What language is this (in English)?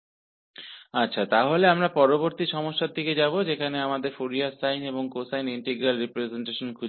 Hindi